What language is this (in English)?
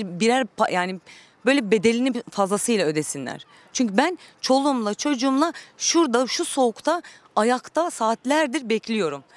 Turkish